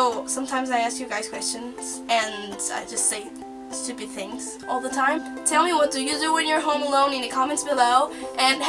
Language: English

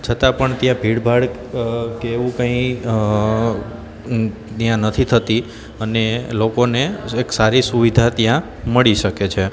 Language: Gujarati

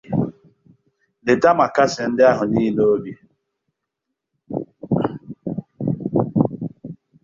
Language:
Igbo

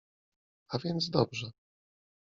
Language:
Polish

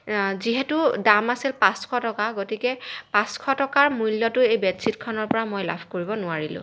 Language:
Assamese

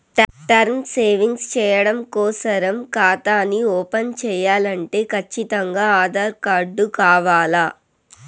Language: Telugu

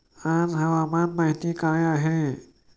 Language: Marathi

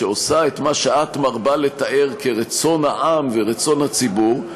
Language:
Hebrew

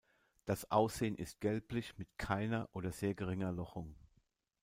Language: German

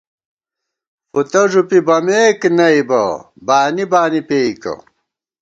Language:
Gawar-Bati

